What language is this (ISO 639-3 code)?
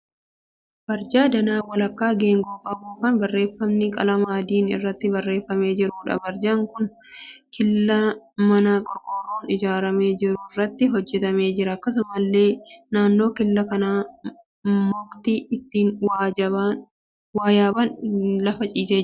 orm